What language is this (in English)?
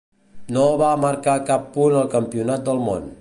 Catalan